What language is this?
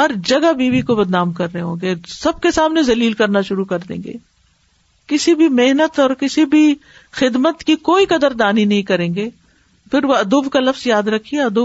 Urdu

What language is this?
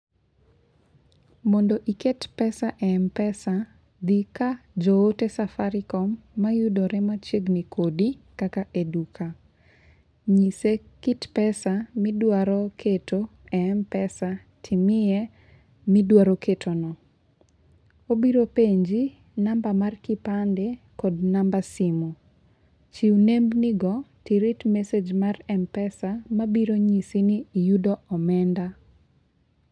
Luo (Kenya and Tanzania)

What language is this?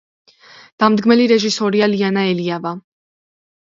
Georgian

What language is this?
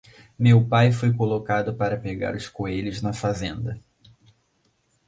Portuguese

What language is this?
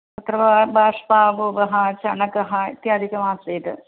Sanskrit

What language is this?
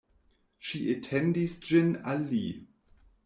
Esperanto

